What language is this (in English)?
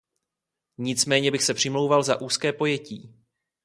Czech